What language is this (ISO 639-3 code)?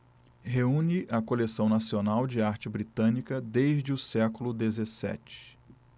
por